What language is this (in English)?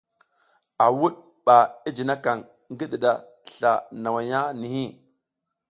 South Giziga